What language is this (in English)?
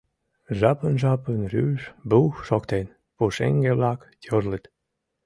Mari